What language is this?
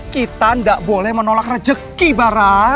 Indonesian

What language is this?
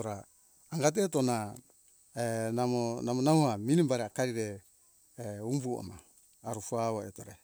Hunjara-Kaina Ke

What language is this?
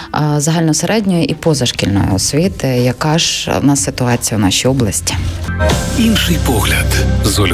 Ukrainian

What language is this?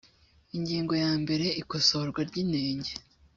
Kinyarwanda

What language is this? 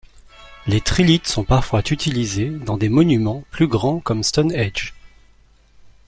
French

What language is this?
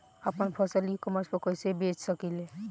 Bhojpuri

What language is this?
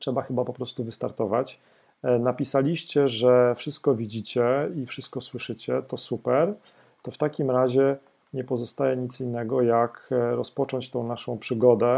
Polish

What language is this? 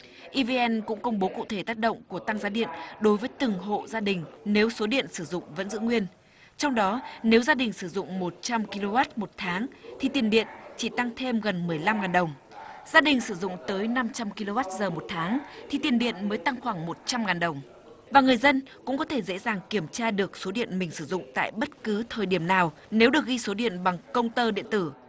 Vietnamese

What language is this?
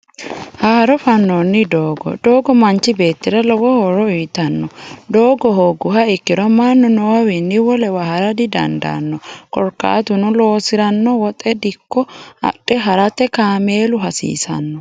Sidamo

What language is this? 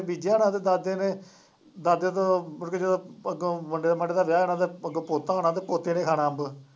Punjabi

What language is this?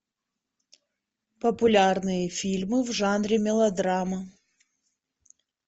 Russian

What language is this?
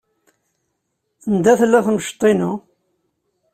Kabyle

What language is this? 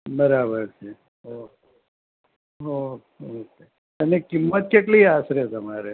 Gujarati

